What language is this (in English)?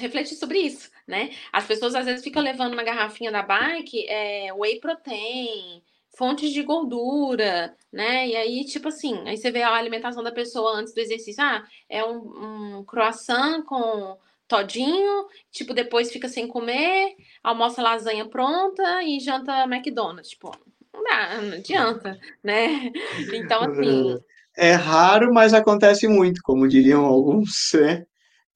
Portuguese